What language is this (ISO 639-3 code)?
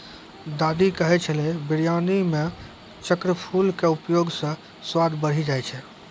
mai